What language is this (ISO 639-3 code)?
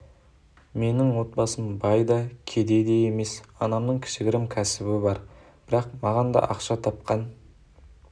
kaz